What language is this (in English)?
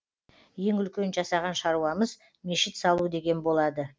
Kazakh